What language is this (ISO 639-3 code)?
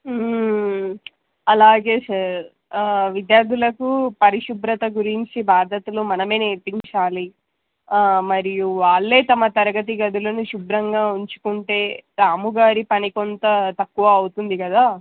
tel